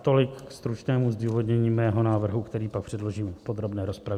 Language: Czech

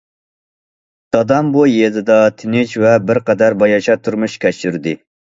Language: Uyghur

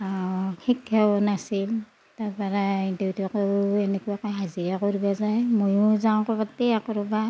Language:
Assamese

